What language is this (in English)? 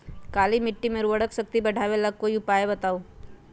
Magahi